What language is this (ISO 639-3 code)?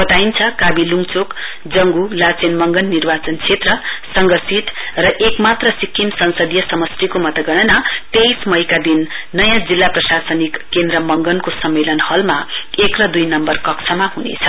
nep